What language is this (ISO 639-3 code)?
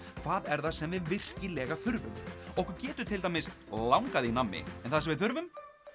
isl